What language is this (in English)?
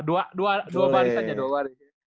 Indonesian